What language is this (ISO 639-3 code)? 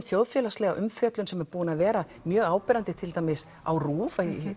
isl